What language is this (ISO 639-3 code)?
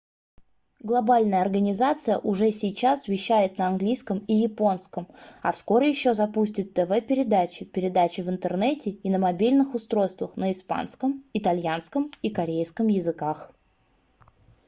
rus